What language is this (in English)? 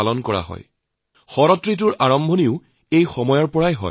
Assamese